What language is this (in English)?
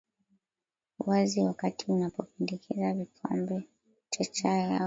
Swahili